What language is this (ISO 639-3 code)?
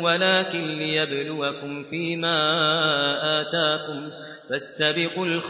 ara